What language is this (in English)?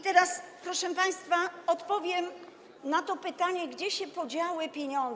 Polish